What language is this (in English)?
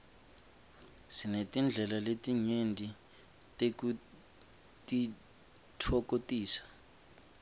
Swati